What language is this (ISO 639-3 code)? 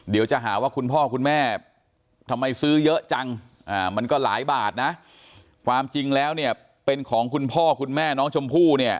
tha